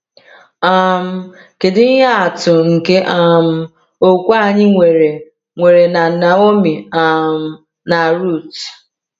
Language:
Igbo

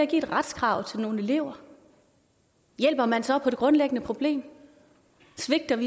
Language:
Danish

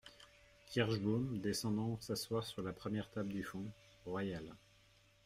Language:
French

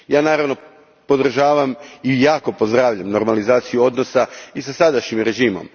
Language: Croatian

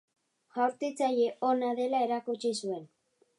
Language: Basque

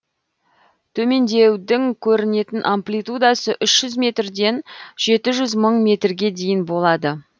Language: Kazakh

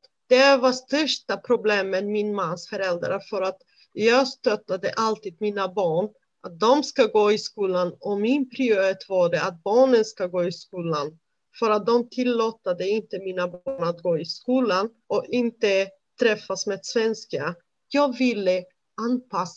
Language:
Swedish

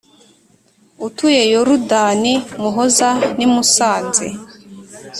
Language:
Kinyarwanda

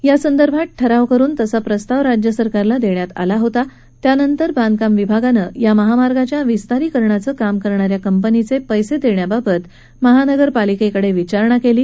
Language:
Marathi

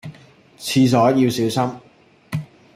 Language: Cantonese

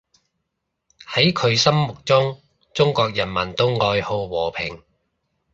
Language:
Cantonese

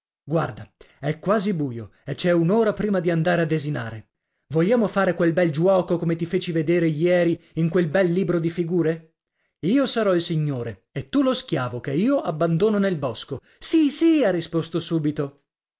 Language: Italian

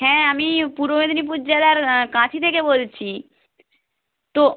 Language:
Bangla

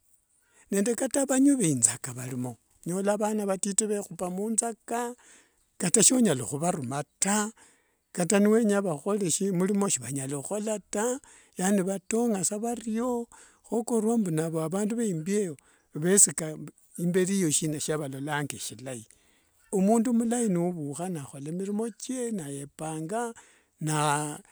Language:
Wanga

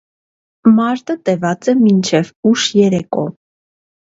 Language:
Armenian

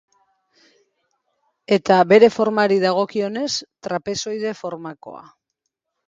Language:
Basque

